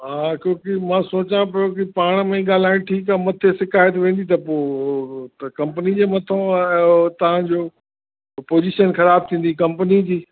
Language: Sindhi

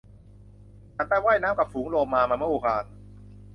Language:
Thai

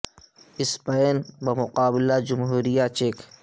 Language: Urdu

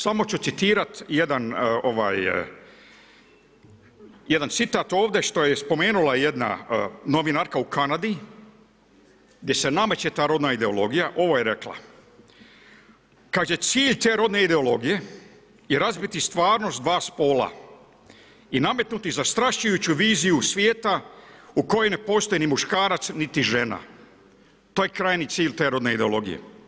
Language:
Croatian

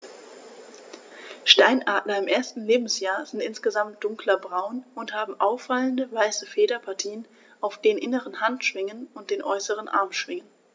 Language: German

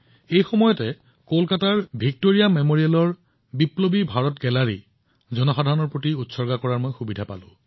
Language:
Assamese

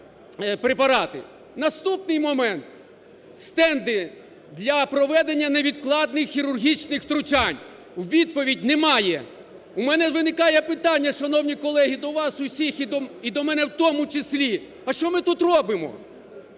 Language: Ukrainian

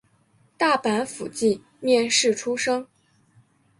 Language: Chinese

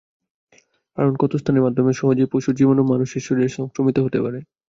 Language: Bangla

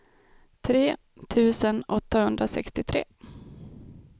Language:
Swedish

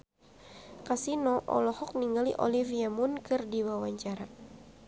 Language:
Sundanese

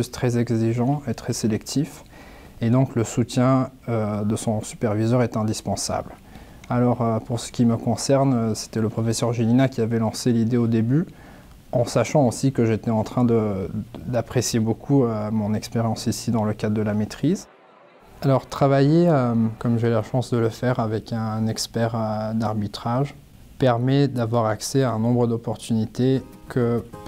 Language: French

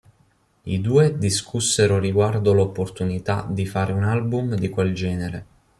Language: Italian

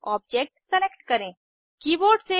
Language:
Hindi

